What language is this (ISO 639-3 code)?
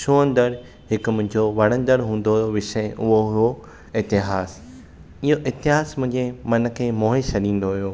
snd